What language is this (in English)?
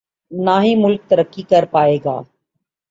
Urdu